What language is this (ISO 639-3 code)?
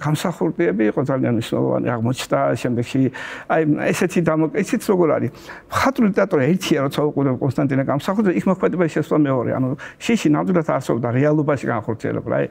ron